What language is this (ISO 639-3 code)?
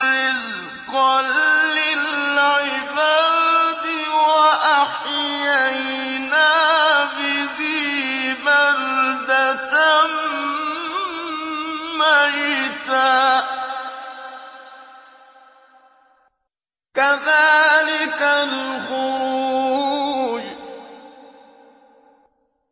ara